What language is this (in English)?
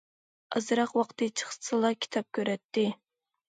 Uyghur